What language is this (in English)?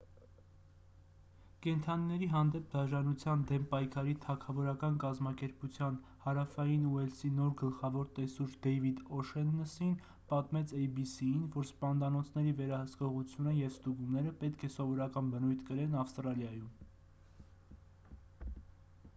Armenian